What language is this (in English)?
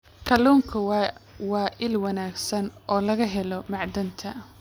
Somali